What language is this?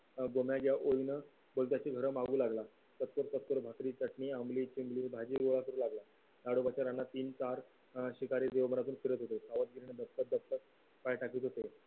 Marathi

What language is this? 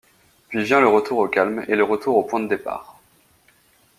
French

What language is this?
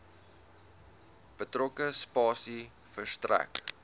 Afrikaans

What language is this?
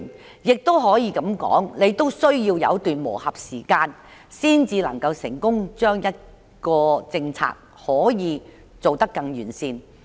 Cantonese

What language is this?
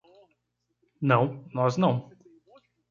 Portuguese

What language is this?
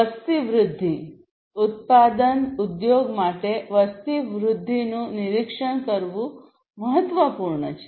Gujarati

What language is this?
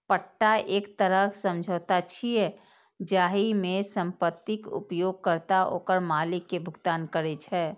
Maithili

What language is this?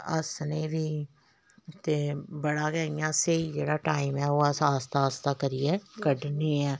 Dogri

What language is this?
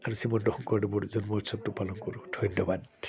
Assamese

